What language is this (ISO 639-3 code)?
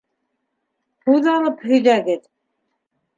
bak